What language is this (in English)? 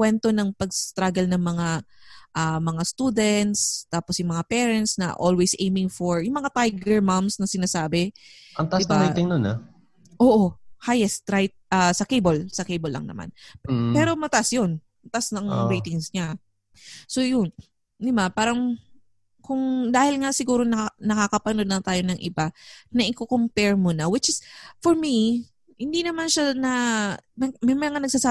Filipino